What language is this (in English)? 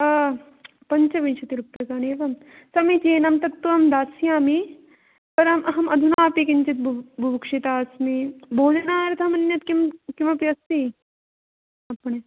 Sanskrit